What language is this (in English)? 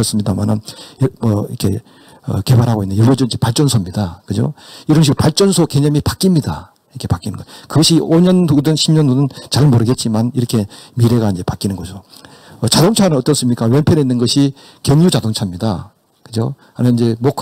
Korean